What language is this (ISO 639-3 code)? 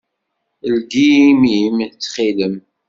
kab